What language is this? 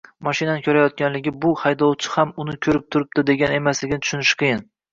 Uzbek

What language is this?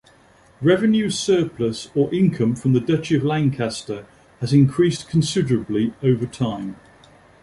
English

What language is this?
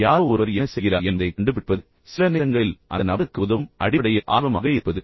Tamil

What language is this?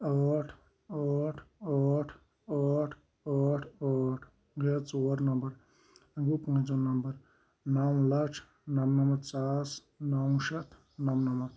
Kashmiri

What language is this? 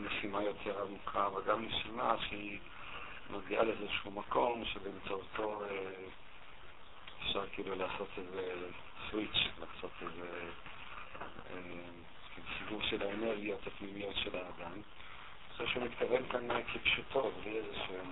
Hebrew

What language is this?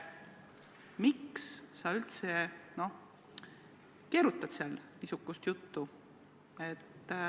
Estonian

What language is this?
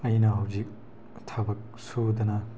Manipuri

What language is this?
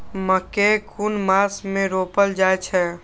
Maithili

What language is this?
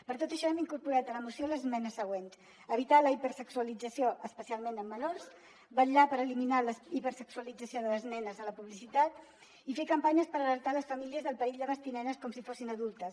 Catalan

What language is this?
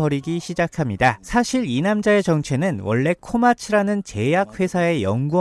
Korean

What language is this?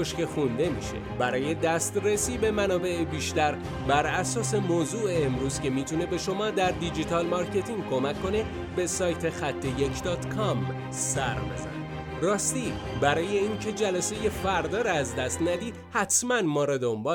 Persian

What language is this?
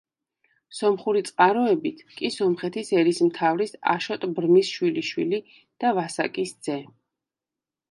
Georgian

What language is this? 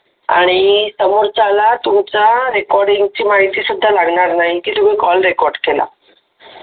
Marathi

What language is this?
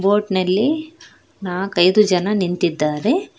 Kannada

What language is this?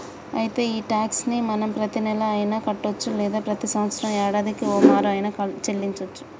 Telugu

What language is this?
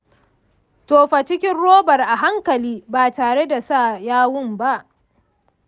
Hausa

